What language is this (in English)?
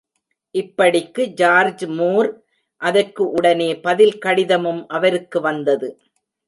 Tamil